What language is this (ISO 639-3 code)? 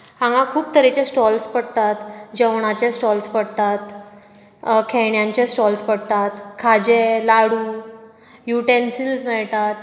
kok